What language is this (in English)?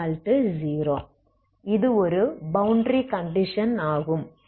Tamil